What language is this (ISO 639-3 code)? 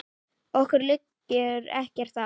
isl